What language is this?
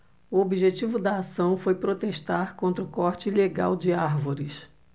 Portuguese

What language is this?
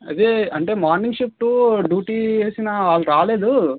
Telugu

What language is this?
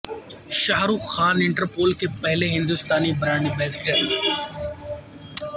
Urdu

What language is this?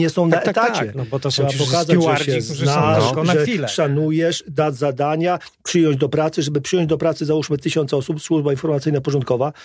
Polish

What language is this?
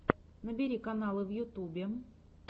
Russian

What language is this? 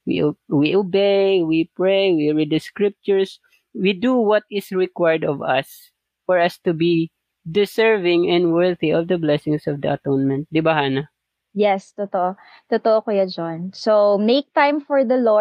Filipino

